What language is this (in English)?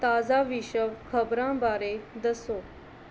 Punjabi